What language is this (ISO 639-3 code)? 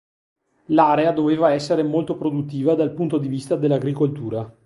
ita